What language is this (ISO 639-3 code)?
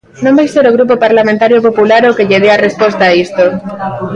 glg